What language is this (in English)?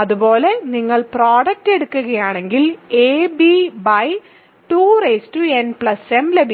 Malayalam